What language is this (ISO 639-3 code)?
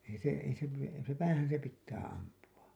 fin